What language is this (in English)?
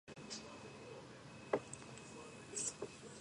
Georgian